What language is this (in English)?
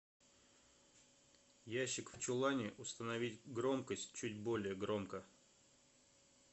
Russian